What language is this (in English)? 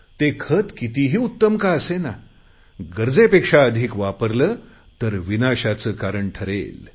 Marathi